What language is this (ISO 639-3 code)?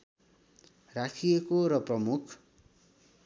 nep